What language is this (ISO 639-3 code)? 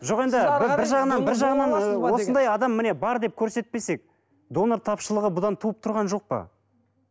kaz